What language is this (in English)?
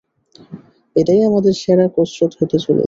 Bangla